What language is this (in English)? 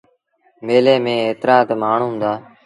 Sindhi Bhil